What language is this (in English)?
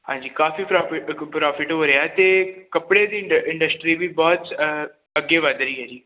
Punjabi